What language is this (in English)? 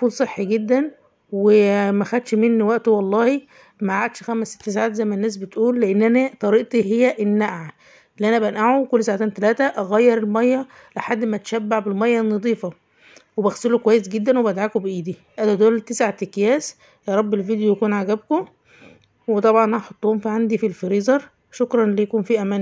Arabic